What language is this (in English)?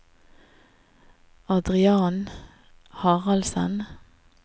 Norwegian